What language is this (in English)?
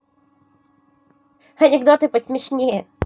Russian